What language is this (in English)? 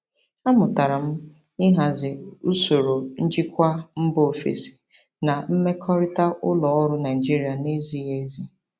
Igbo